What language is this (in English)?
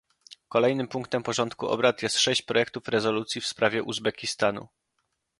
Polish